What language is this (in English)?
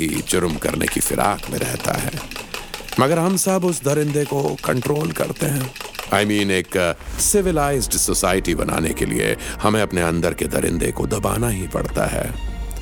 Hindi